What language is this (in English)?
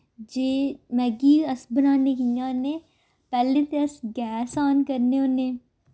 Dogri